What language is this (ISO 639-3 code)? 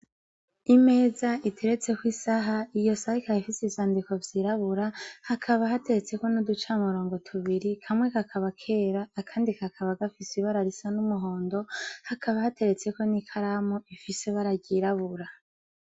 run